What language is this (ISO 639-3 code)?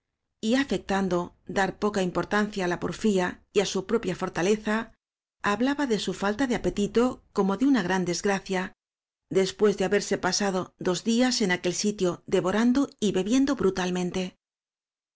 spa